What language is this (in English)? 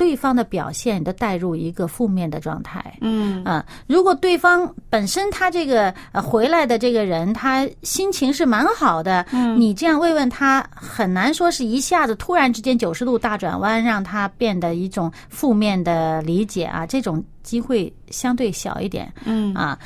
Chinese